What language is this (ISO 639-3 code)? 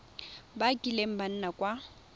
tsn